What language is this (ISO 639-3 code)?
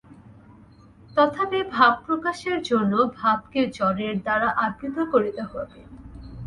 ben